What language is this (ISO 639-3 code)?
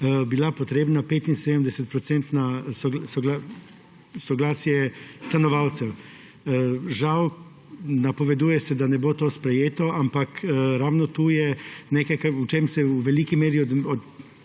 slv